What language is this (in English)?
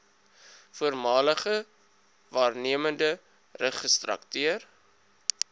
Afrikaans